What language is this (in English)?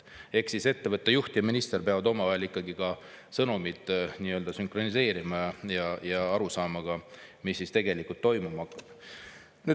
Estonian